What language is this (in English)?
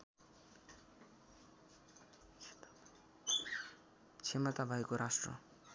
Nepali